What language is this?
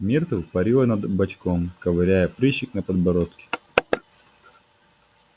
Russian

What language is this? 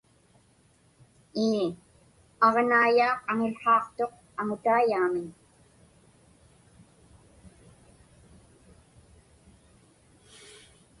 Inupiaq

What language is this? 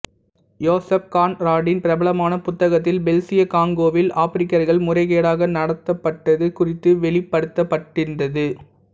Tamil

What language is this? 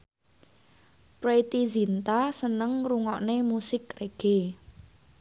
Javanese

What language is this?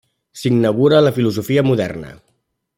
Catalan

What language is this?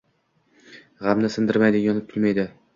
Uzbek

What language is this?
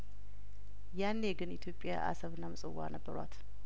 Amharic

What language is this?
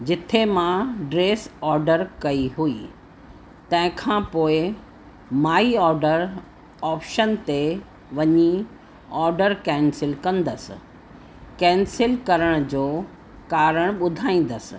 Sindhi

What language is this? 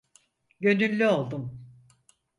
Turkish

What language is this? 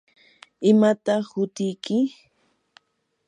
Yanahuanca Pasco Quechua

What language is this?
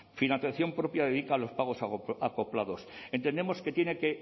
Spanish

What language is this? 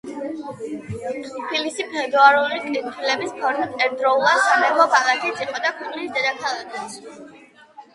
Georgian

